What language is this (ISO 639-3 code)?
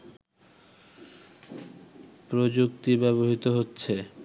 ben